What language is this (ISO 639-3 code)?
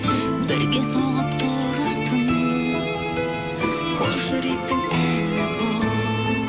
kaz